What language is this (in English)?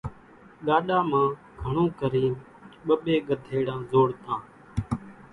Kachi Koli